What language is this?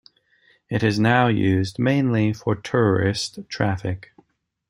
English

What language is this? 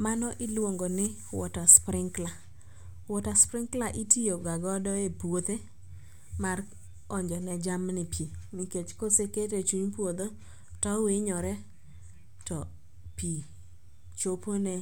Luo (Kenya and Tanzania)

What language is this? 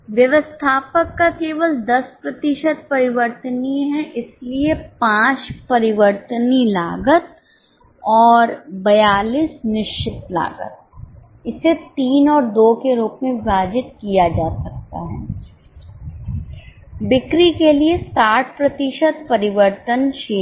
Hindi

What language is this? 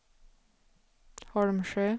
Swedish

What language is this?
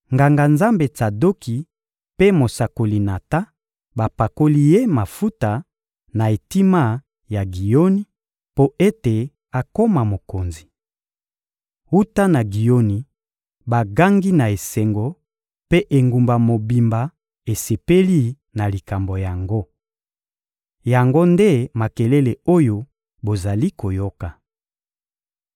Lingala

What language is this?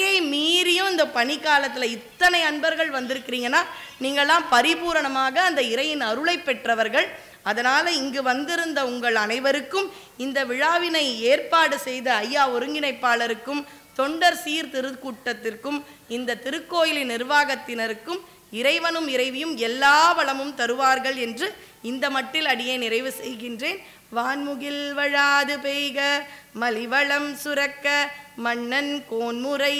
Tamil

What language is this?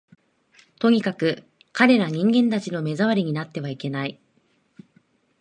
Japanese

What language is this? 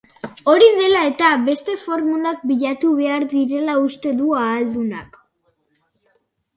Basque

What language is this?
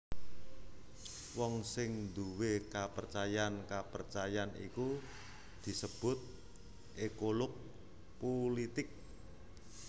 Javanese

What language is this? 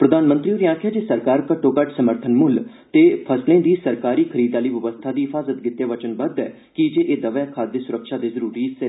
Dogri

